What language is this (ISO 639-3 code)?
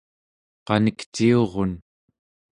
esu